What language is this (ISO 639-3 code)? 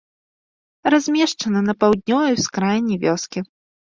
bel